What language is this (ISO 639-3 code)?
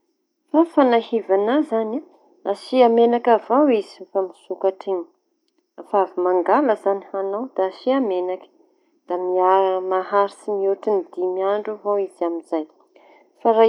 txy